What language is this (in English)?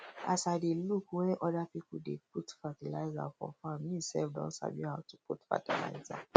Nigerian Pidgin